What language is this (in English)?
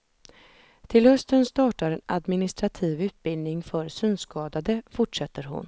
Swedish